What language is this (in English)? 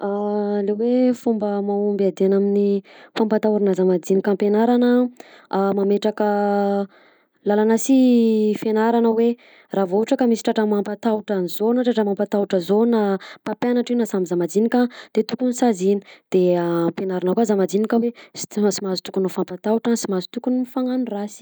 Southern Betsimisaraka Malagasy